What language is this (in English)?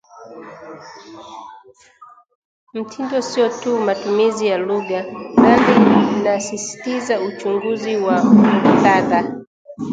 Swahili